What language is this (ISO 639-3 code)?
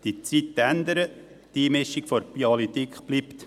gsw